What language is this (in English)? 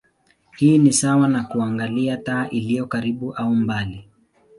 Swahili